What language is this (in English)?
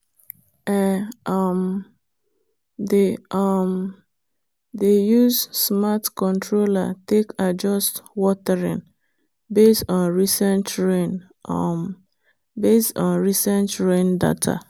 Nigerian Pidgin